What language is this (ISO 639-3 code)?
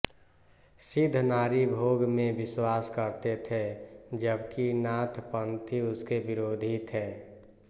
hin